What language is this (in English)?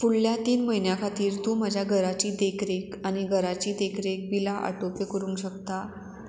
Konkani